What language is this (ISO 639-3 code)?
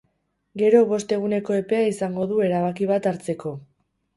eus